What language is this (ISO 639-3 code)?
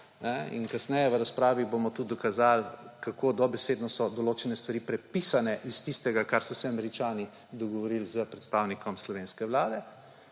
slv